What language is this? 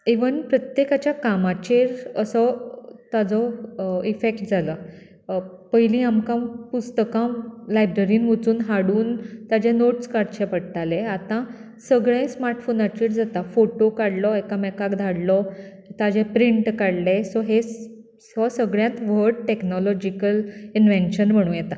Konkani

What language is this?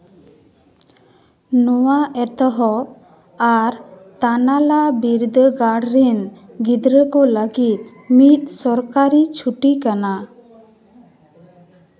Santali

